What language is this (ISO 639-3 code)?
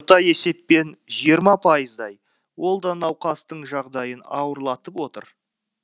kaz